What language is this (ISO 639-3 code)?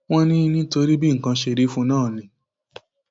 yor